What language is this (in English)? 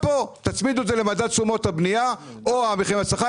Hebrew